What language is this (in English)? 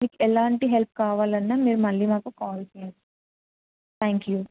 Telugu